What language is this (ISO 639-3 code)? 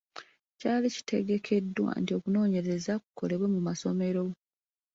lug